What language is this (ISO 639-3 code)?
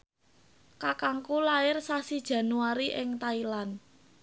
jav